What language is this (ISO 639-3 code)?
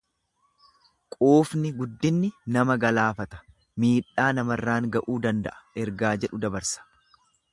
orm